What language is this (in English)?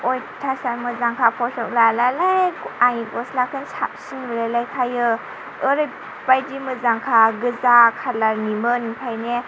Bodo